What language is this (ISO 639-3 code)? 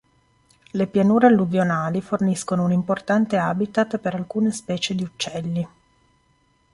ita